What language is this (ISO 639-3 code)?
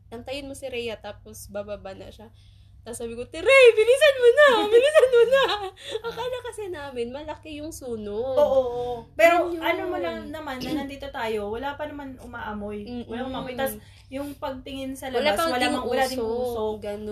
fil